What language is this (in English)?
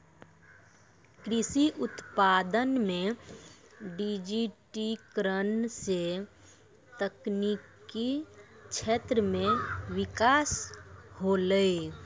Maithili